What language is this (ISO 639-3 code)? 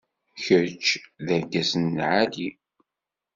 kab